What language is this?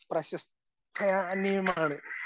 Malayalam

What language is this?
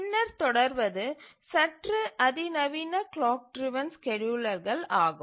Tamil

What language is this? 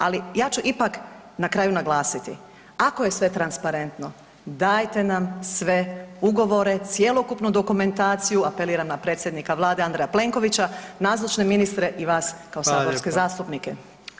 Croatian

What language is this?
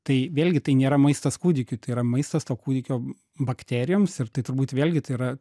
Lithuanian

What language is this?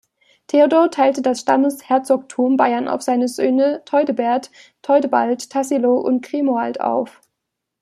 German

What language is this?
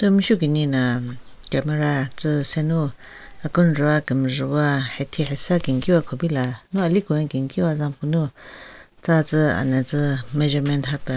Southern Rengma Naga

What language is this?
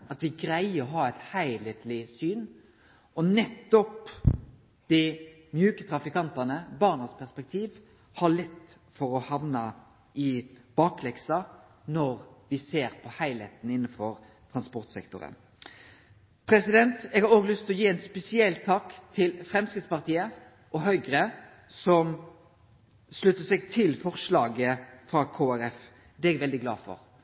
Norwegian Nynorsk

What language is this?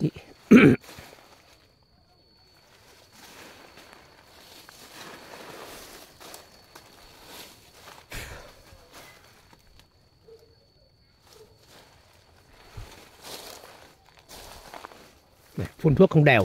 Vietnamese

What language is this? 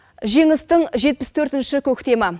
Kazakh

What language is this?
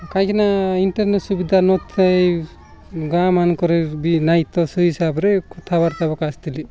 Odia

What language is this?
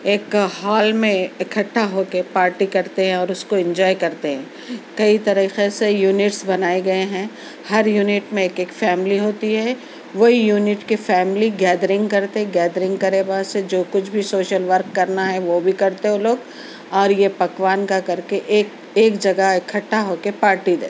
Urdu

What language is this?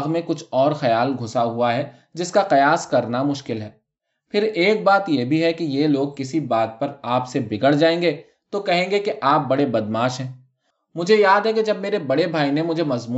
Urdu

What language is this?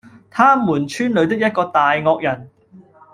Cantonese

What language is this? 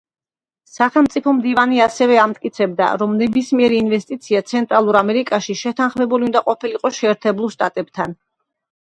Georgian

